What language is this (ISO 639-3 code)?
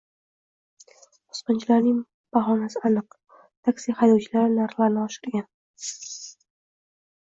uzb